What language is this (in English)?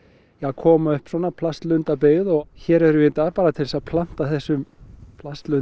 Icelandic